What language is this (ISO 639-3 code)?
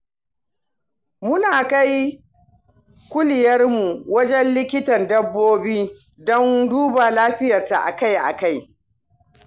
hau